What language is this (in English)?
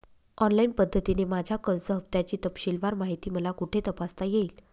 Marathi